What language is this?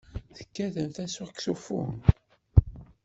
Kabyle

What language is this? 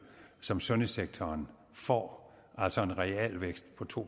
Danish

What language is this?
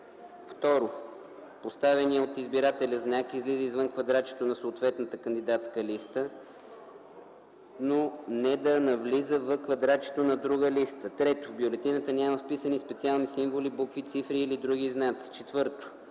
Bulgarian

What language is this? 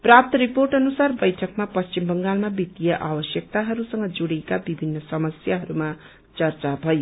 Nepali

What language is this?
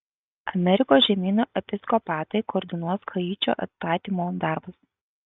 Lithuanian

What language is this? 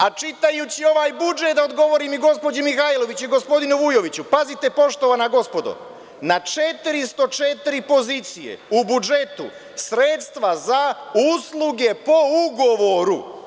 Serbian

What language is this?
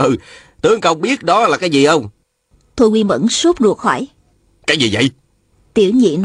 Vietnamese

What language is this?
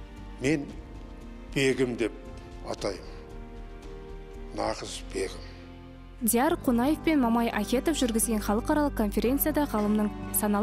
Russian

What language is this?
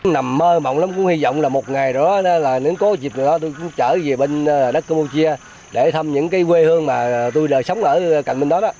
Vietnamese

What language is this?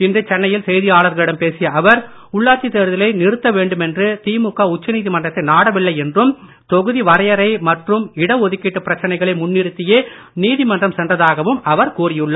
Tamil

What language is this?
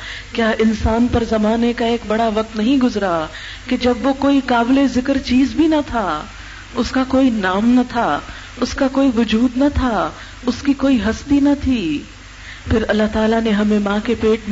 Urdu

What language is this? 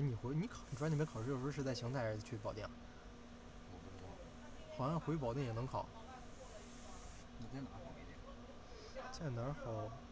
Chinese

